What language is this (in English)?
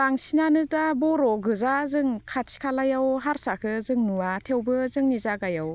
Bodo